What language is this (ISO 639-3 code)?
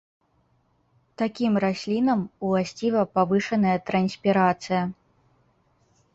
bel